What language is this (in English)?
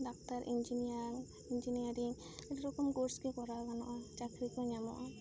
Santali